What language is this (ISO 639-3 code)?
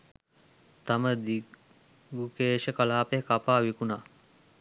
sin